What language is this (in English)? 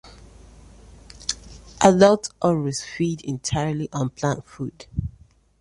English